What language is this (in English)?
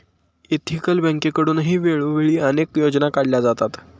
Marathi